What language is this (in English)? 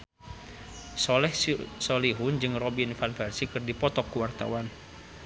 Sundanese